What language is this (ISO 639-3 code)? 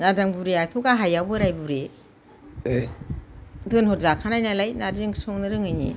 brx